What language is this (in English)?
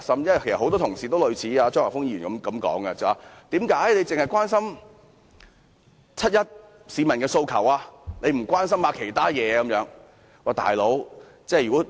Cantonese